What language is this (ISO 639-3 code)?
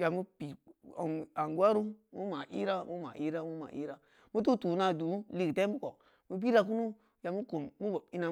ndi